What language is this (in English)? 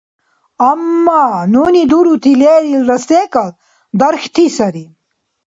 Dargwa